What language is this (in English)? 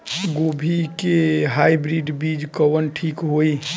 Bhojpuri